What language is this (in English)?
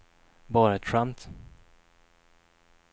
Swedish